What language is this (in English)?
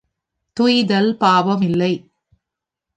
Tamil